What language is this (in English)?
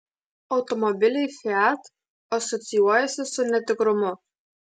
Lithuanian